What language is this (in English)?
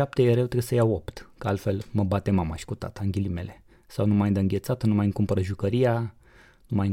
Romanian